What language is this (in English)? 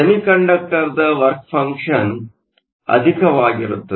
Kannada